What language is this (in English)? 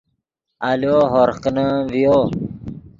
Yidgha